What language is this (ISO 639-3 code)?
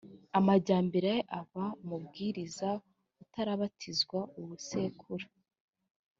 kin